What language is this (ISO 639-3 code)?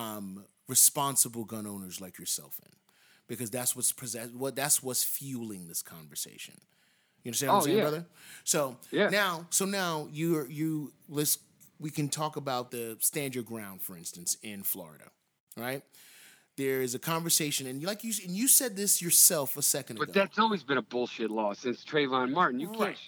eng